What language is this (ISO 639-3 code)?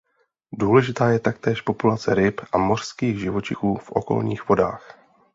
ces